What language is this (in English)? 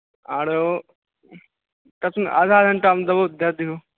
Maithili